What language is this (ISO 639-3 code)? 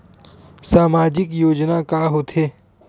hne